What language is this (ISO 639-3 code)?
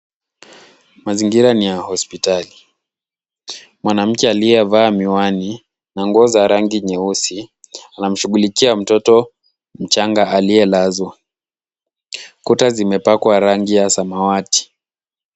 swa